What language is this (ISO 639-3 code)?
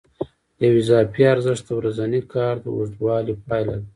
pus